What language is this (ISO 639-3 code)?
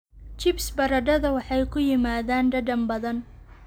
som